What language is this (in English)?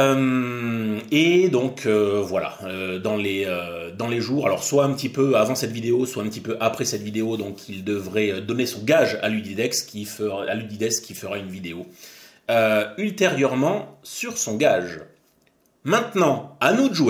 French